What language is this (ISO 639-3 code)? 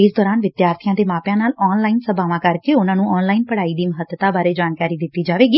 pan